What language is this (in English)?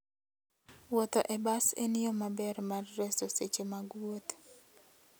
Luo (Kenya and Tanzania)